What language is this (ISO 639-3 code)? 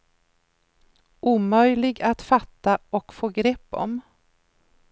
swe